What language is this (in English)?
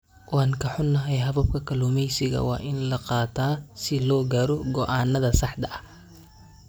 Somali